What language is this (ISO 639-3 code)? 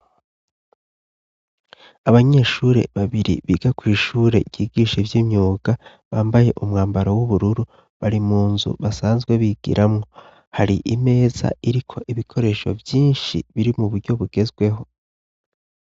run